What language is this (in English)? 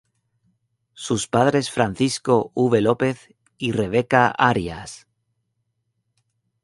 Spanish